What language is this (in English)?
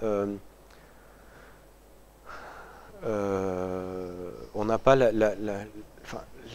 French